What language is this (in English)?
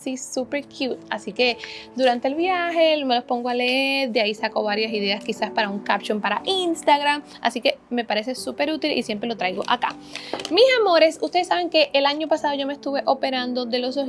Spanish